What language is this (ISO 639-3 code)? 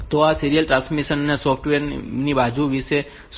guj